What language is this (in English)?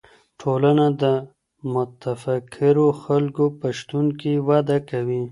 Pashto